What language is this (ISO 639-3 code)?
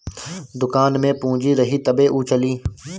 bho